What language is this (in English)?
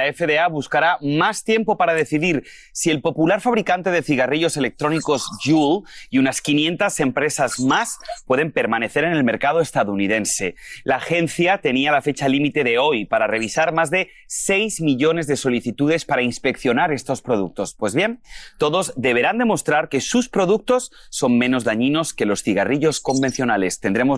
Spanish